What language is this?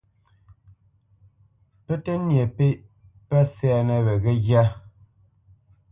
Bamenyam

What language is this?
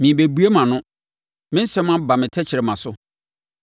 Akan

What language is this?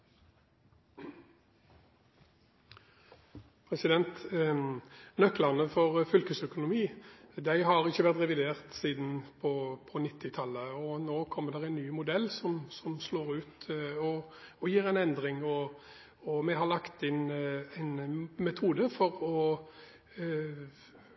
Norwegian Bokmål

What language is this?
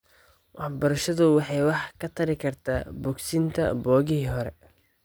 Somali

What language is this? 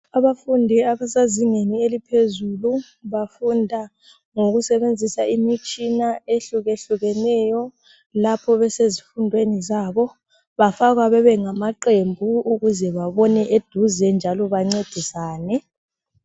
North Ndebele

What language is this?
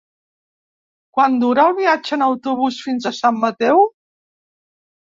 Catalan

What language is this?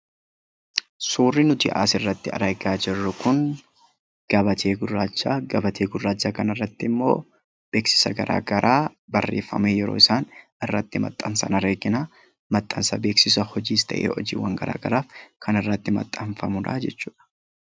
Oromo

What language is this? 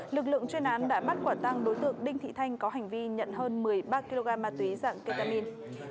Vietnamese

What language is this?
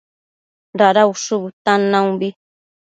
Matsés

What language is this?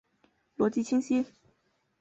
Chinese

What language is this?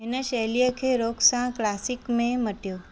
Sindhi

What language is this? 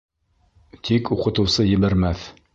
Bashkir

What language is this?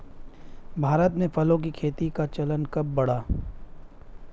Hindi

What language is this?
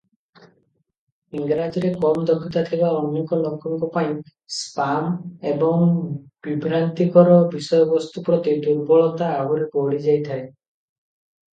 Odia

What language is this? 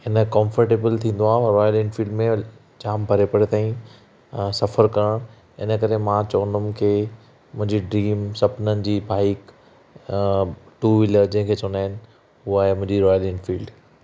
Sindhi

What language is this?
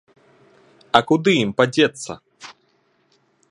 Belarusian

